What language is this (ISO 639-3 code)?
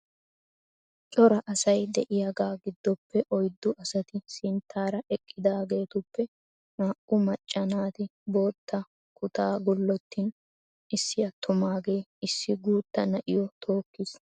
wal